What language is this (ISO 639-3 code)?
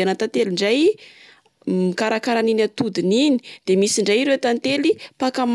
mlg